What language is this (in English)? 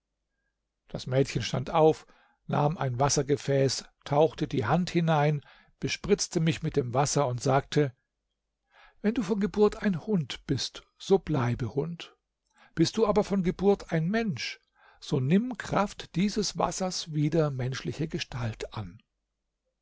German